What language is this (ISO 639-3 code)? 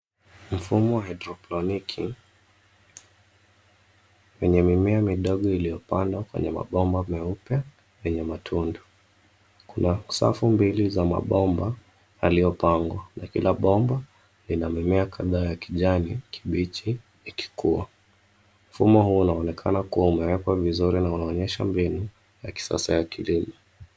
swa